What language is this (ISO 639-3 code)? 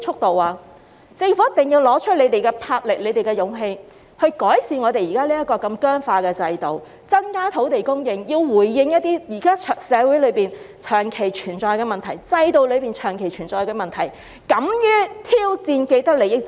yue